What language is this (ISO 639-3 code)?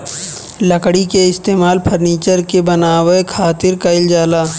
bho